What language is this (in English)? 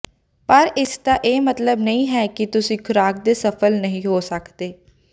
Punjabi